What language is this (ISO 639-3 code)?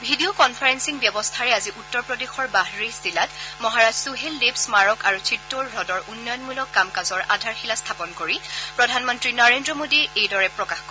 asm